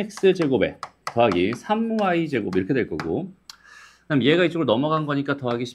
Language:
Korean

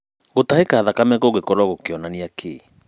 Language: Kikuyu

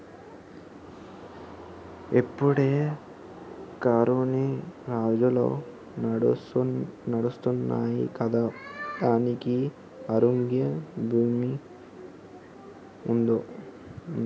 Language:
Telugu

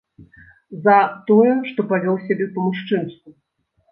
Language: Belarusian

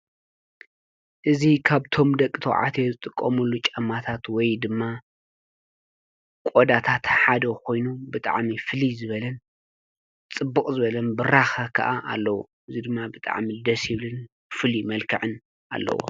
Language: Tigrinya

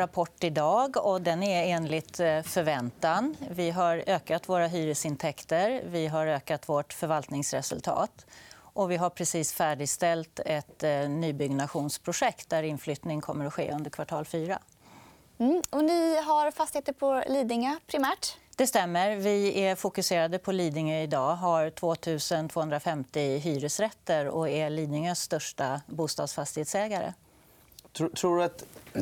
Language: Swedish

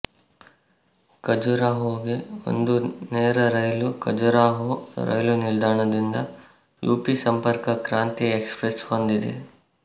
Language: Kannada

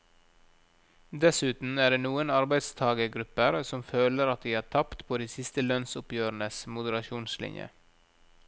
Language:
Norwegian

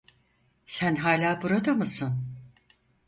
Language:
Turkish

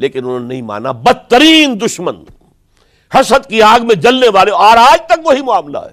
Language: Urdu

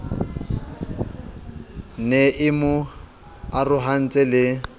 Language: Southern Sotho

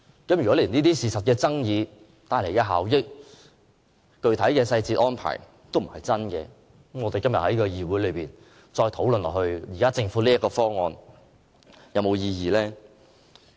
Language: Cantonese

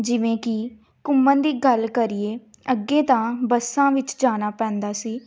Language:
Punjabi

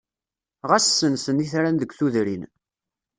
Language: Kabyle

